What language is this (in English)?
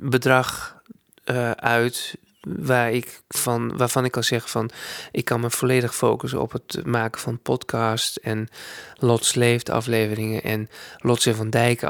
Dutch